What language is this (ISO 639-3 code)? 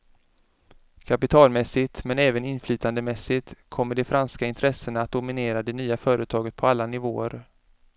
swe